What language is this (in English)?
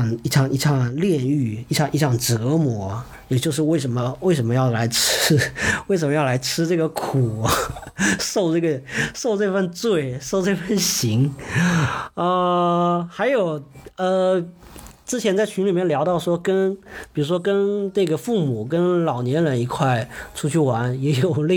Chinese